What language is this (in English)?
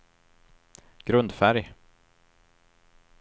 Swedish